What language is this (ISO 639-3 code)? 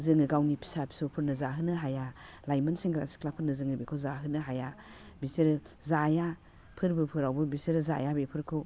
brx